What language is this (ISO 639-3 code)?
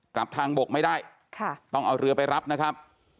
tha